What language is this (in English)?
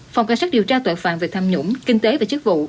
Vietnamese